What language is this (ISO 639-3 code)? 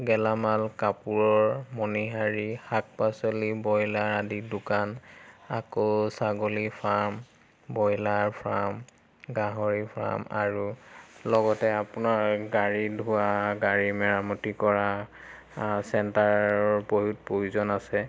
asm